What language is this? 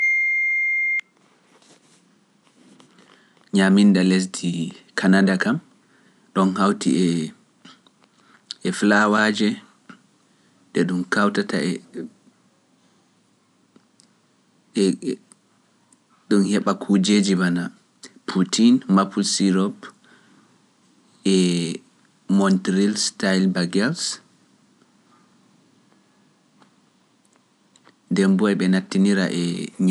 Pular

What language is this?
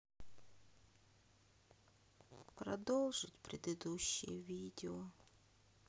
Russian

